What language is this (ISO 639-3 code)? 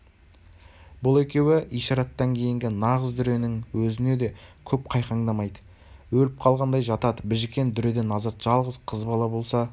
kaz